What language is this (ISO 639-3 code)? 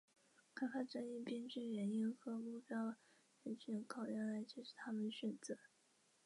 zho